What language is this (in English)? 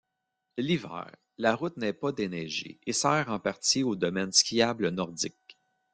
French